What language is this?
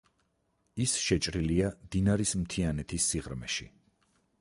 Georgian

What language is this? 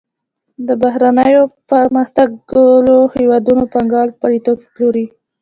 Pashto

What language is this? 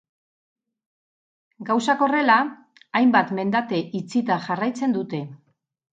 Basque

